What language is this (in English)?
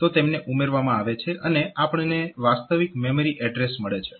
Gujarati